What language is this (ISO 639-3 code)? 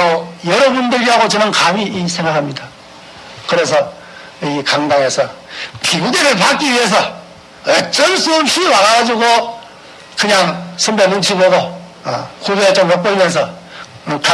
kor